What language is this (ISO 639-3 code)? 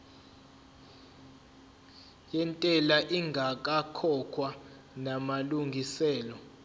zul